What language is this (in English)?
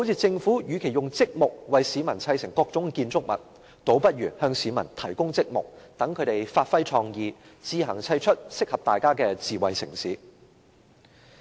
Cantonese